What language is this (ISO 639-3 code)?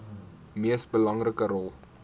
afr